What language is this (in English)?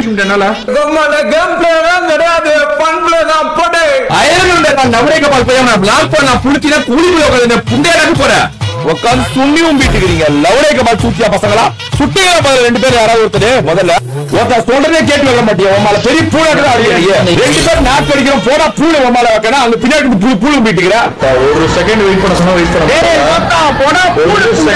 Tamil